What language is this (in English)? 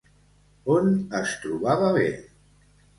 Catalan